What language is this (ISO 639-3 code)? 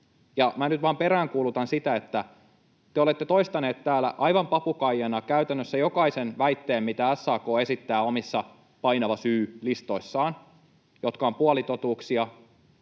fin